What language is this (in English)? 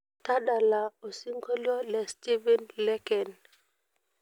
Masai